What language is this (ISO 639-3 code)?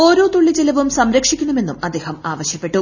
mal